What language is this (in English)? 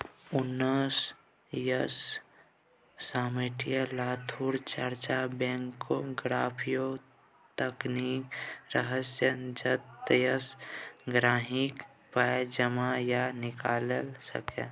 Maithili